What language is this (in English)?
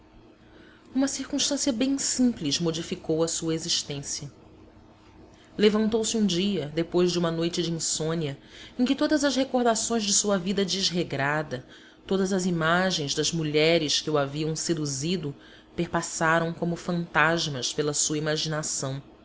Portuguese